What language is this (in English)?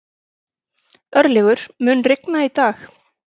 Icelandic